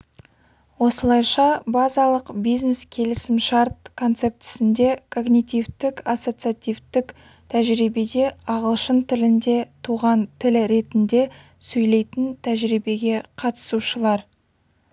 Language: Kazakh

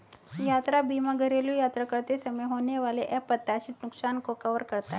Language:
Hindi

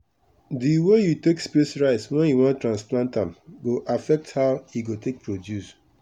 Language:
Nigerian Pidgin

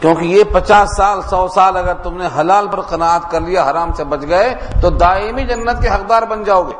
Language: Urdu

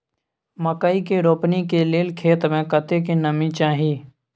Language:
Maithili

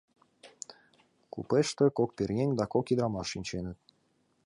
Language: Mari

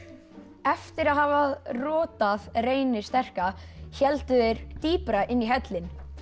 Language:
Icelandic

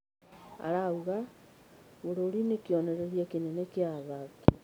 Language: Kikuyu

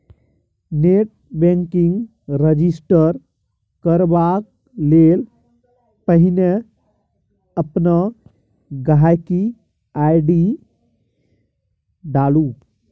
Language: Maithili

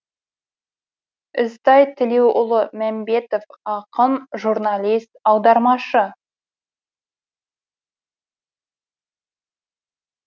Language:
Kazakh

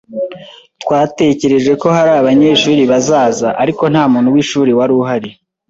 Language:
Kinyarwanda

